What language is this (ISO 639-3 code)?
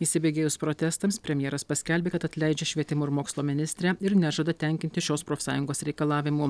lit